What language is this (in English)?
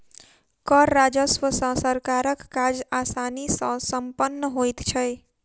Maithili